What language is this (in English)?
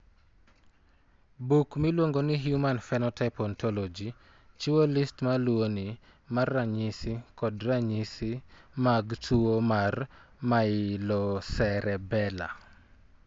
Luo (Kenya and Tanzania)